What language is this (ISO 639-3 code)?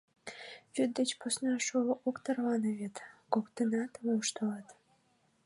chm